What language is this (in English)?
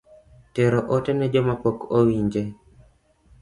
Luo (Kenya and Tanzania)